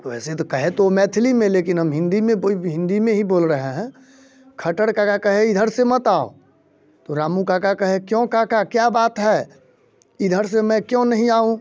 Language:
Hindi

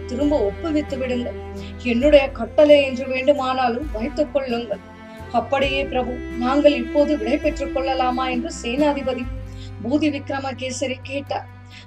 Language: Tamil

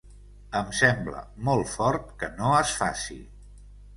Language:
Catalan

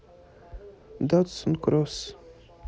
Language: Russian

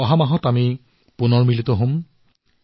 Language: Assamese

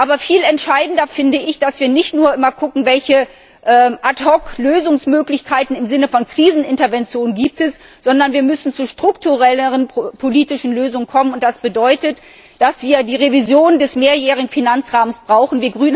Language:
German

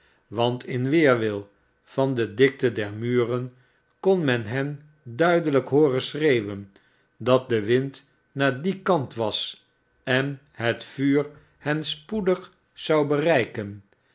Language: Dutch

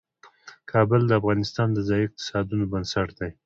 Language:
Pashto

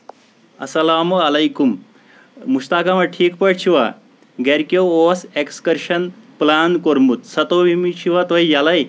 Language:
Kashmiri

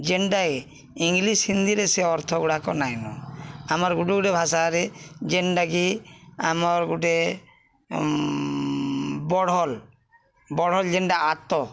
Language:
Odia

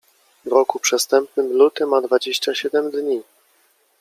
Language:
Polish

